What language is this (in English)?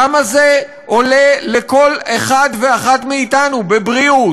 Hebrew